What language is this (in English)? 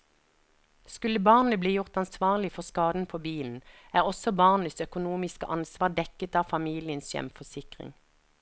Norwegian